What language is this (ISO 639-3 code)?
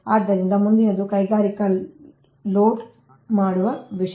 kan